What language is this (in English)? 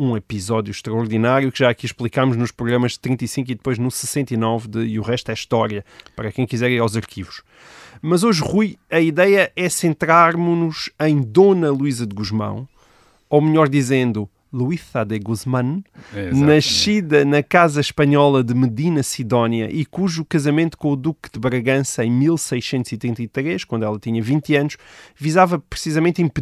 Portuguese